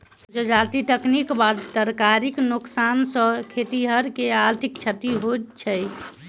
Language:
Maithili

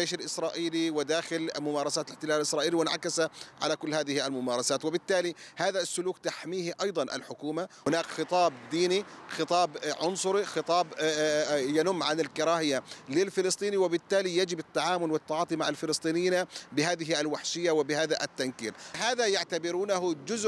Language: Arabic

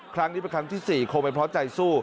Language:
Thai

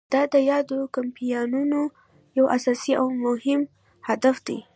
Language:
Pashto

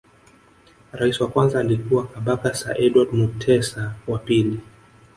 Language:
Swahili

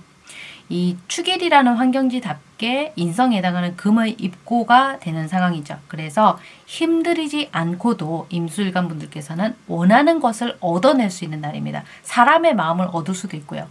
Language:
Korean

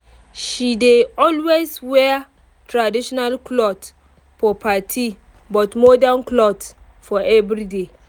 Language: Nigerian Pidgin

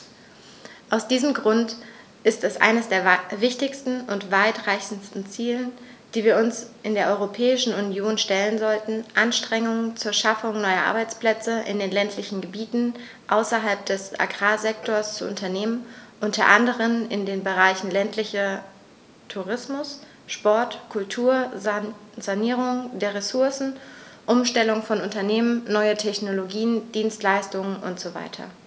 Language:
German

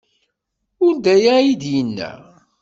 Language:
Kabyle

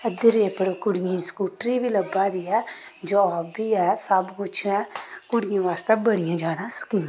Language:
Dogri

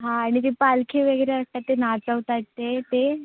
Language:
Marathi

